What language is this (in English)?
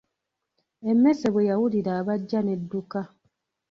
Ganda